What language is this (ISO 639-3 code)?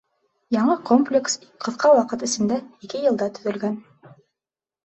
bak